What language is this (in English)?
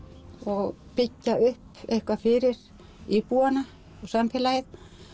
Icelandic